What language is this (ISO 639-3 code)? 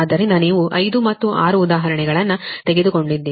kan